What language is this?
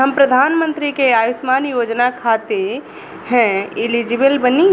Bhojpuri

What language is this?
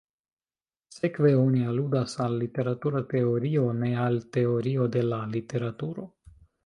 Esperanto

